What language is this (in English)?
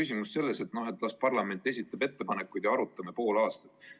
Estonian